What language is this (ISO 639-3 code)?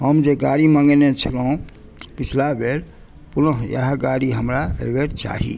mai